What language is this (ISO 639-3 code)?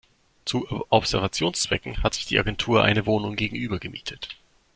deu